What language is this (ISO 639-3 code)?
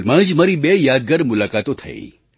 guj